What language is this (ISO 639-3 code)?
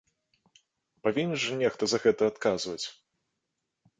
bel